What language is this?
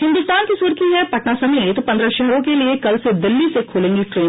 Hindi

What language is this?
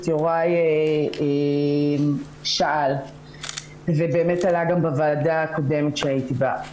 Hebrew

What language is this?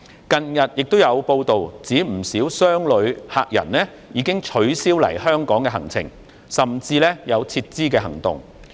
Cantonese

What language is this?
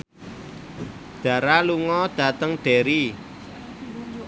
Javanese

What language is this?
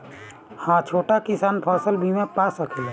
Bhojpuri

